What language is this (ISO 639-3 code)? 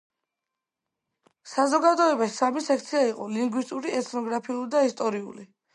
kat